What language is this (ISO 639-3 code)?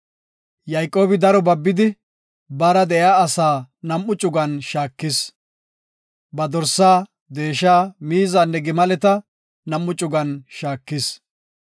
gof